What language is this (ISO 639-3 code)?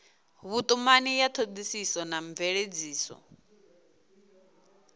ven